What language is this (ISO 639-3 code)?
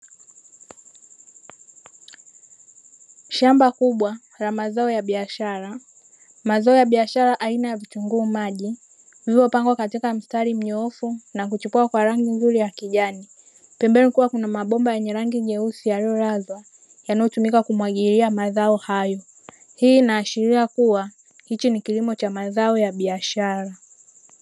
swa